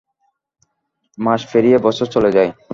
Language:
Bangla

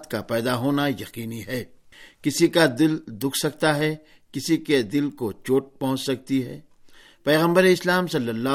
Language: Urdu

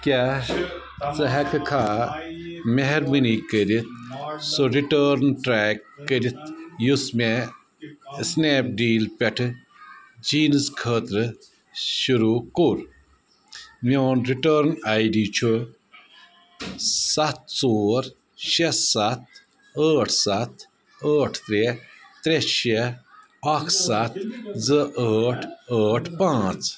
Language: Kashmiri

